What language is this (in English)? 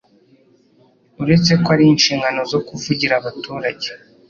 Kinyarwanda